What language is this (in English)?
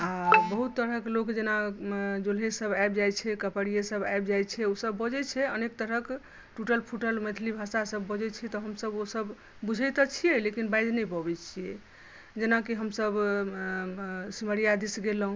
Maithili